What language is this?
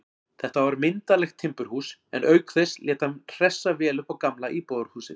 Icelandic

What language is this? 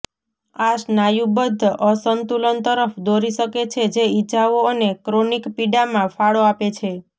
Gujarati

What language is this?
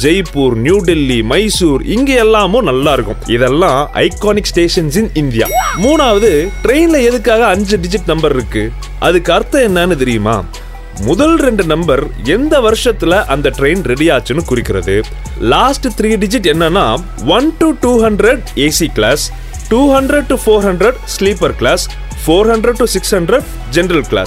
Tamil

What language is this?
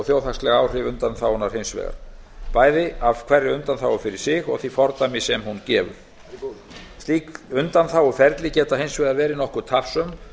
Icelandic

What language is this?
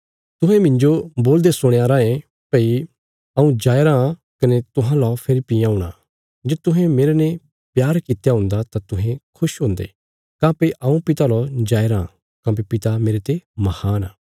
Bilaspuri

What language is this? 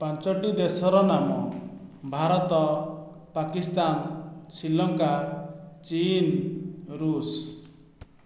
Odia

